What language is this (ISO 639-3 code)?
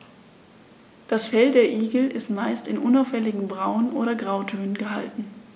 deu